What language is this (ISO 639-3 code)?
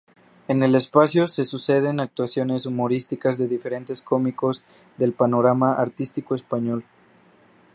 spa